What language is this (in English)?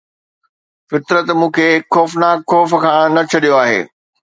Sindhi